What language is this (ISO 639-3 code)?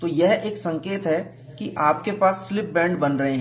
hin